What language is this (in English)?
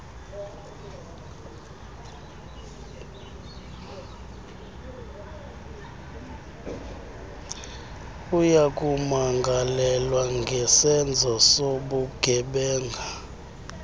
Xhosa